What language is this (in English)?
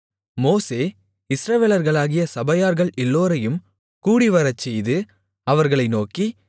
Tamil